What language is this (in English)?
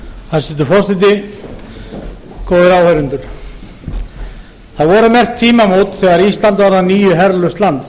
Icelandic